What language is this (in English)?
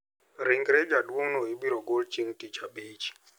Luo (Kenya and Tanzania)